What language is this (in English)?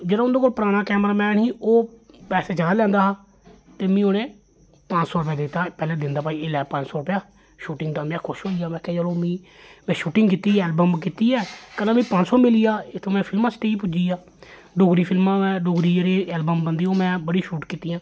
Dogri